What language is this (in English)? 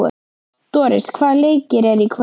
Icelandic